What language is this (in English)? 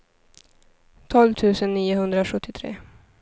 Swedish